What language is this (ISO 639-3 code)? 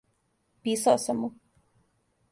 srp